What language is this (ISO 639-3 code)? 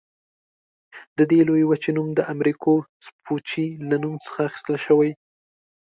pus